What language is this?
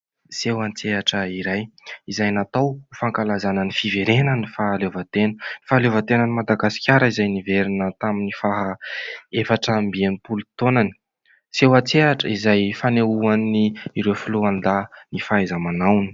Malagasy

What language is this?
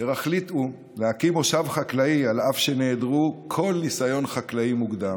Hebrew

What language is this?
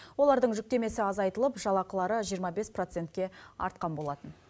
Kazakh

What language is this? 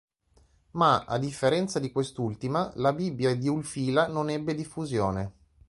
Italian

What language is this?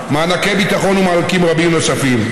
Hebrew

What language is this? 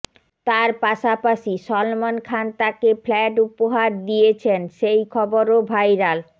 Bangla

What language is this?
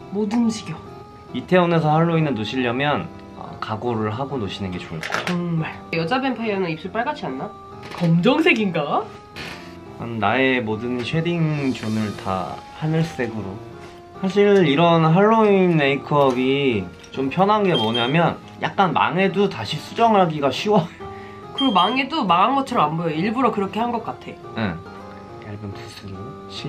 Korean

